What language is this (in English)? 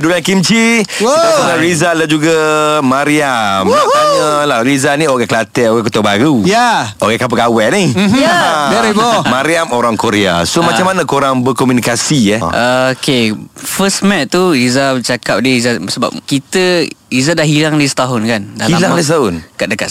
Malay